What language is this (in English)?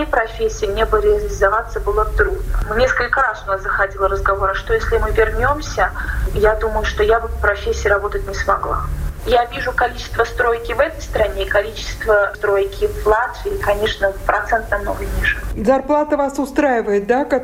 Russian